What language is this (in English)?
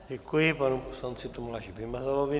Czech